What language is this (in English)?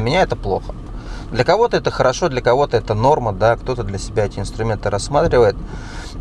Russian